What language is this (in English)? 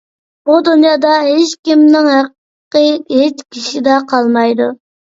Uyghur